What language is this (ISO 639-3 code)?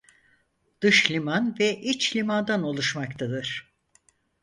tur